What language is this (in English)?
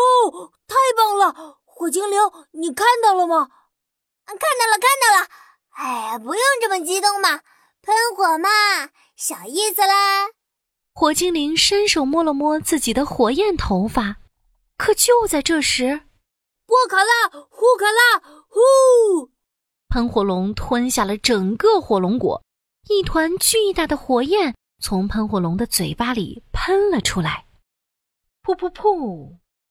Chinese